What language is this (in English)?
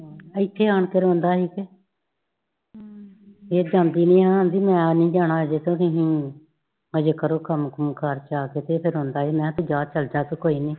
Punjabi